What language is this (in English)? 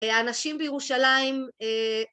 Hebrew